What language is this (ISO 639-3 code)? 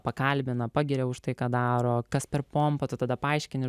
lit